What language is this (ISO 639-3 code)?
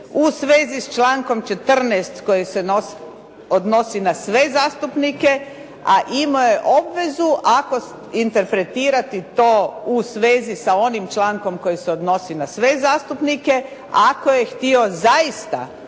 hrv